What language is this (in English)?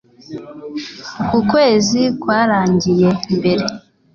Kinyarwanda